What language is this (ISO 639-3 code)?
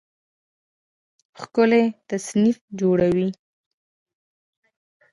pus